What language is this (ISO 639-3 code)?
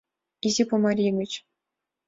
chm